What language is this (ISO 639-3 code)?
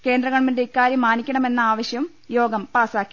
mal